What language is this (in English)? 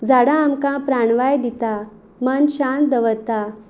Konkani